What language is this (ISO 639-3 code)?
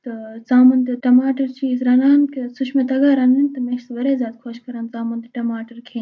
kas